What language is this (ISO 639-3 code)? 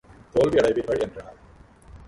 tam